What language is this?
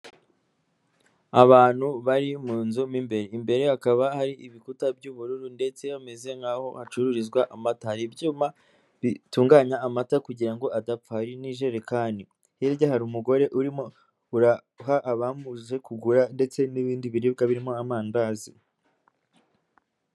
Kinyarwanda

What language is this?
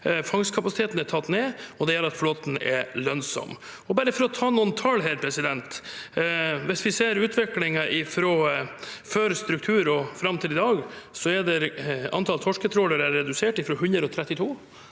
Norwegian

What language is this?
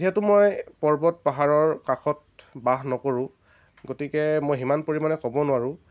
Assamese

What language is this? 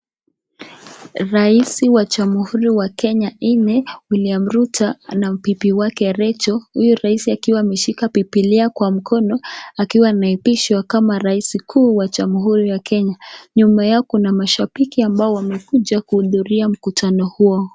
Swahili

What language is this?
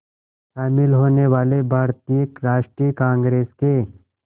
Hindi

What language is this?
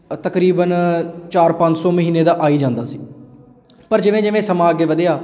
Punjabi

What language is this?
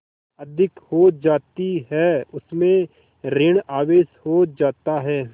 Hindi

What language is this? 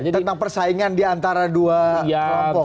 Indonesian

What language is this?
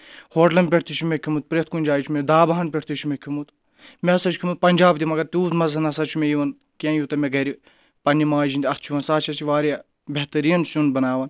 Kashmiri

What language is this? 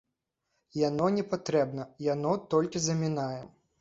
Belarusian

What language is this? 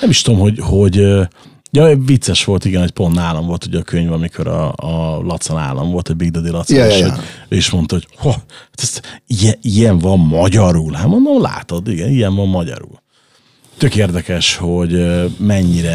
Hungarian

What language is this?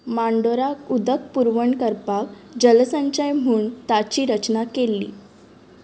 Konkani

